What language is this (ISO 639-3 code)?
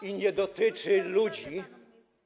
pol